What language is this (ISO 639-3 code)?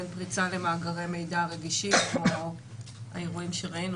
heb